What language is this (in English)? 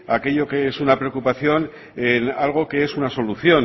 Spanish